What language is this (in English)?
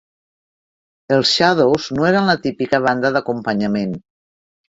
Catalan